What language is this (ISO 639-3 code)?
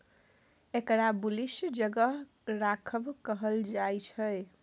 mai